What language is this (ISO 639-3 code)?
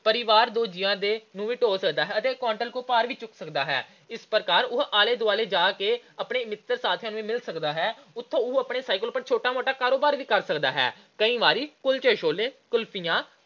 pan